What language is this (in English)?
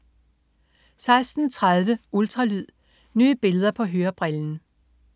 Danish